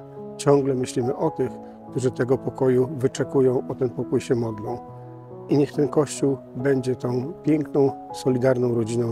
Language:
Polish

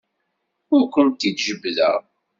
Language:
Kabyle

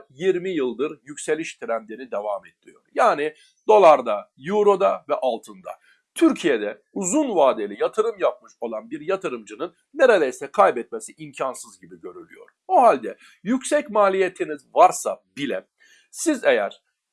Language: Turkish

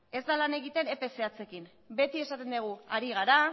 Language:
Basque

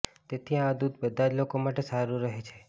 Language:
Gujarati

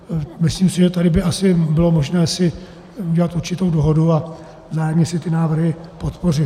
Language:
Czech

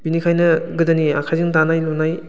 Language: Bodo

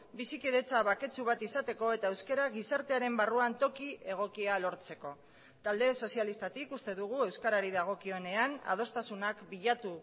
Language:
Basque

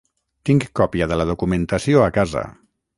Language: Catalan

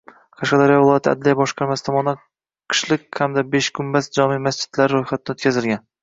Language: Uzbek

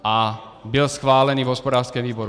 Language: Czech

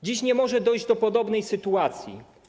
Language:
Polish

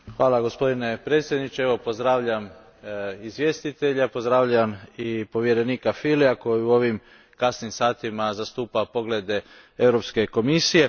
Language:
Croatian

